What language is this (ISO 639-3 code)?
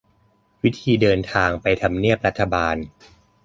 tha